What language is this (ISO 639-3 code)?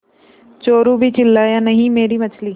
hin